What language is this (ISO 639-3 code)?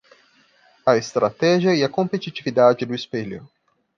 por